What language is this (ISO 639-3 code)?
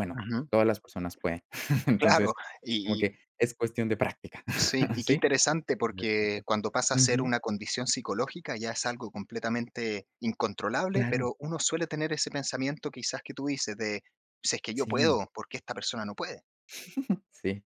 spa